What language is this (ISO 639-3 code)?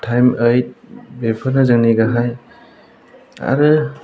brx